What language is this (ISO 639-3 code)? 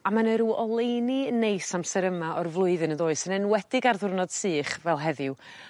cym